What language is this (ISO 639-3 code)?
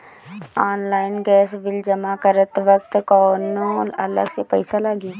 bho